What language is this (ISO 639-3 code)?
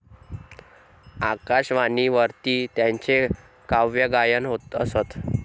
mar